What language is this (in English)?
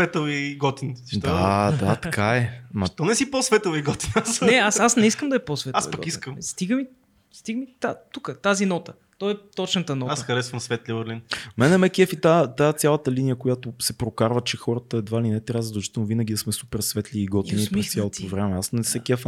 Bulgarian